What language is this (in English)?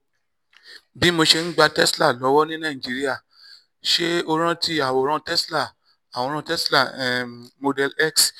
Yoruba